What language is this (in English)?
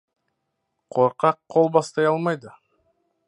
Kazakh